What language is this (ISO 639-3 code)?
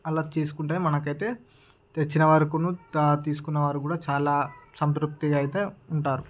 tel